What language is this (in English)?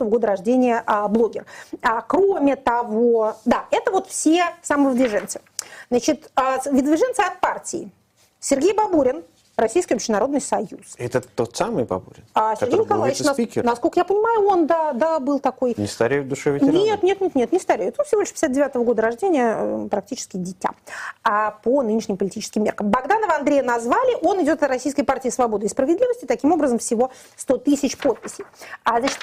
Russian